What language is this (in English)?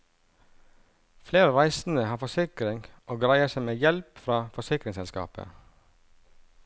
Norwegian